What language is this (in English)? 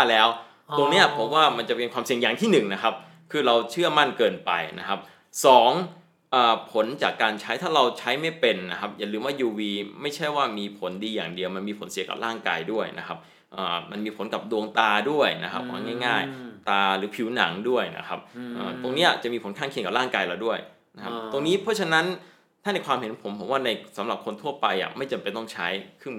Thai